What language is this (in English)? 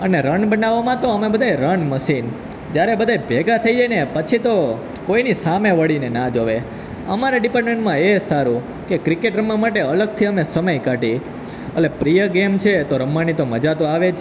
Gujarati